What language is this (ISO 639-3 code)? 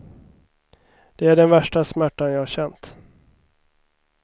swe